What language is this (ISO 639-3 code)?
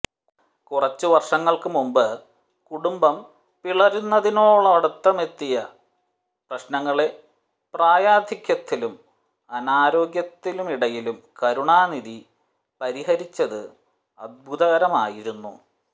mal